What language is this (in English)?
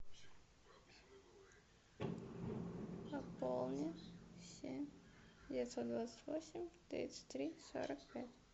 Russian